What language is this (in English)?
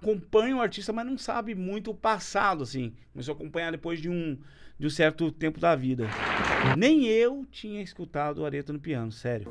Portuguese